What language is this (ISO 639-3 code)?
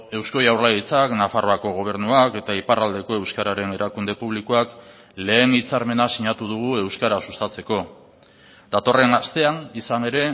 eus